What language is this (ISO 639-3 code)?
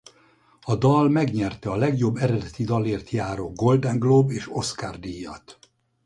hun